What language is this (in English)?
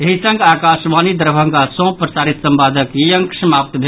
Maithili